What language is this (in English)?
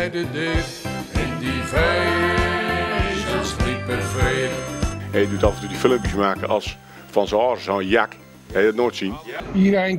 Dutch